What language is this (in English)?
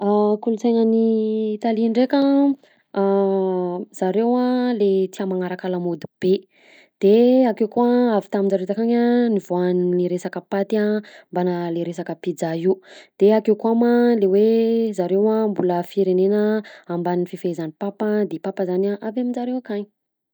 Southern Betsimisaraka Malagasy